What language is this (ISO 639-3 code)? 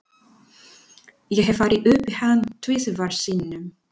isl